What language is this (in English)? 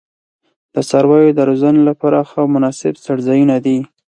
Pashto